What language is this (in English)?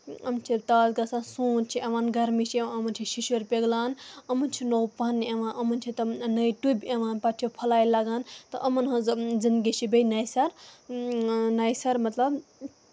Kashmiri